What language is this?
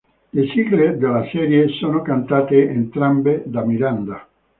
Italian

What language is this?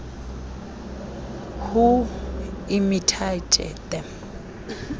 Xhosa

